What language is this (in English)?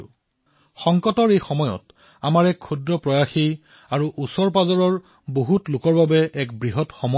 Assamese